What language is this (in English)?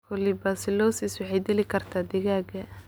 Somali